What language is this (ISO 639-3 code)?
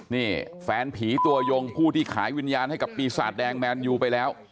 tha